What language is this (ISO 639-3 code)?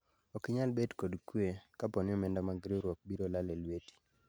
luo